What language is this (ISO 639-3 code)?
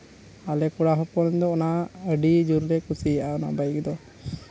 sat